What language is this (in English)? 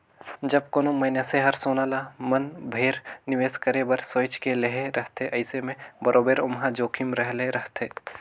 Chhattisgarhi